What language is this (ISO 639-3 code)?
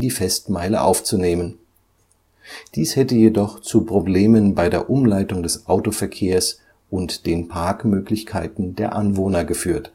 deu